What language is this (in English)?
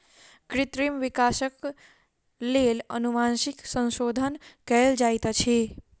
Maithili